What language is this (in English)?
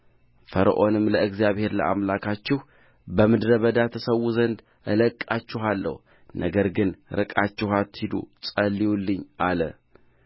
Amharic